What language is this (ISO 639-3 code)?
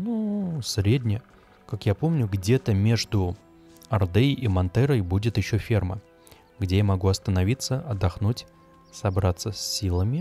rus